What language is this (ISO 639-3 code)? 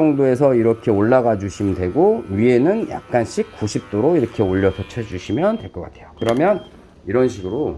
kor